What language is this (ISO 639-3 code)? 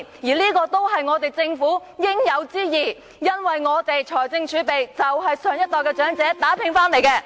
yue